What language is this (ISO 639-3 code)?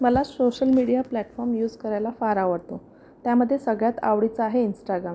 mar